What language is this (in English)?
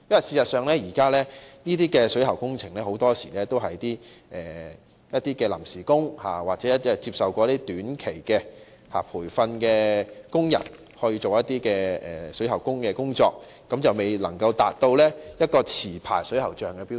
Cantonese